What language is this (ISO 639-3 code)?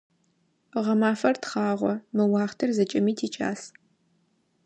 ady